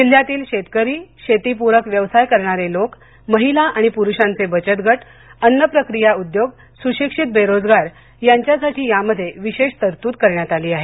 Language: Marathi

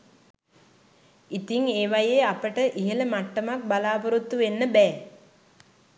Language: Sinhala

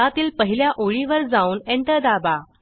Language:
Marathi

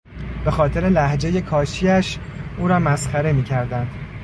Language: Persian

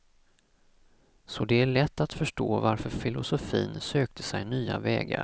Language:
Swedish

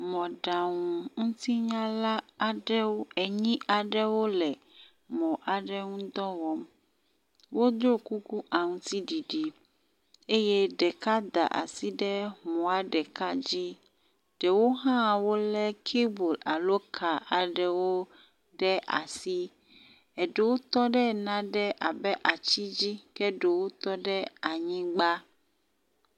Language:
Ewe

